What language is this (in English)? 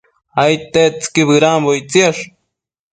Matsés